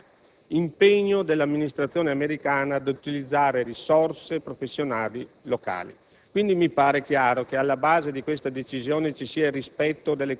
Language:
Italian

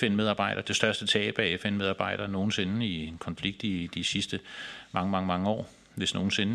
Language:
Danish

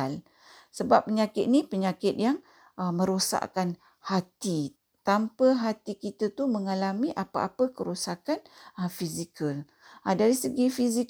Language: Malay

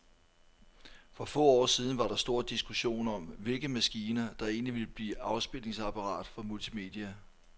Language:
Danish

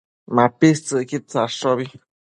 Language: Matsés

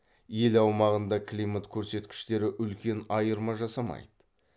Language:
Kazakh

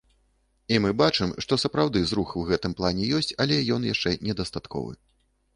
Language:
Belarusian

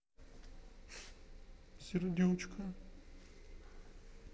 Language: Russian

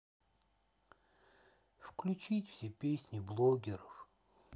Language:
Russian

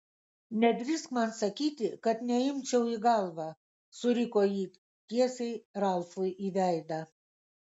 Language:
Lithuanian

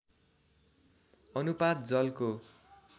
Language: Nepali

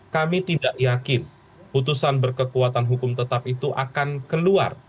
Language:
Indonesian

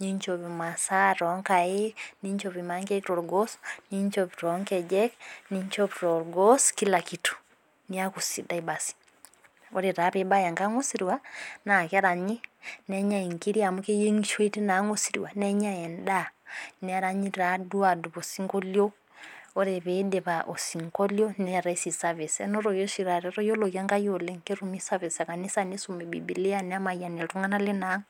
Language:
Masai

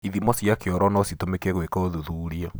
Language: Kikuyu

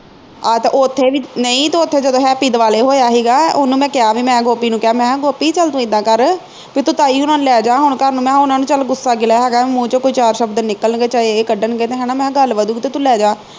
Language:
Punjabi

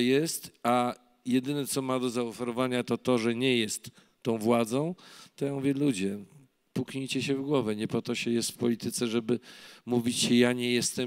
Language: Polish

